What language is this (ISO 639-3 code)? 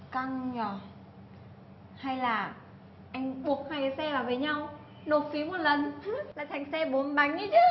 vie